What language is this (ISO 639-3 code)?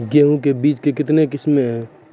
mai